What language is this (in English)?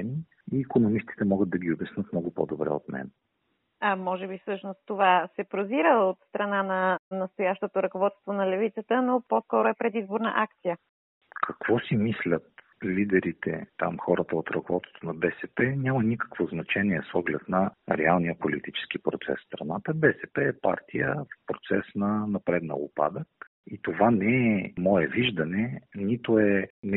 Bulgarian